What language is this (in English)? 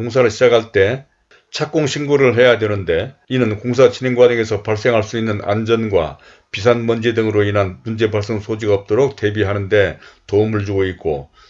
Korean